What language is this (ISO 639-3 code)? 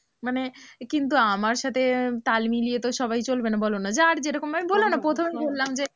ben